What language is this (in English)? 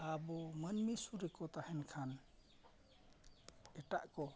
Santali